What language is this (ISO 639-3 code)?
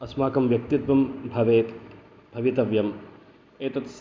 san